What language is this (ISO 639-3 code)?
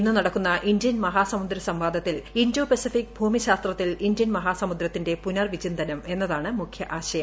mal